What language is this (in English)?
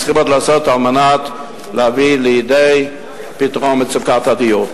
Hebrew